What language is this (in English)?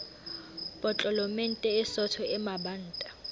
Southern Sotho